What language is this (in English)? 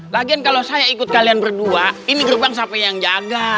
Indonesian